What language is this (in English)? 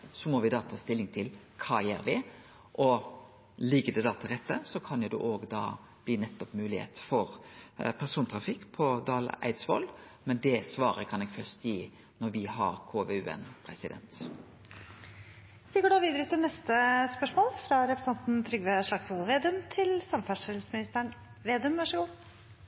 Norwegian Nynorsk